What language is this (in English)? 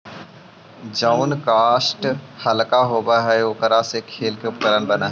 Magahi